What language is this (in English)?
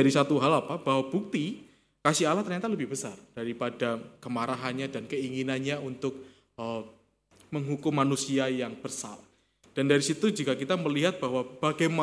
Indonesian